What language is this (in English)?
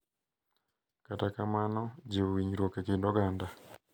Luo (Kenya and Tanzania)